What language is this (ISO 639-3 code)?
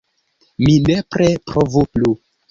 epo